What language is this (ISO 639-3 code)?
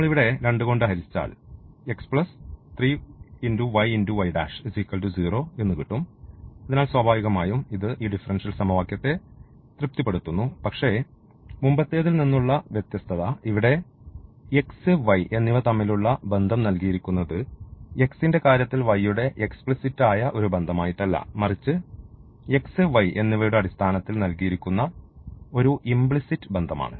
mal